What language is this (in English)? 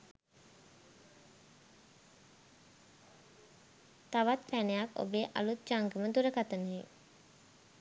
Sinhala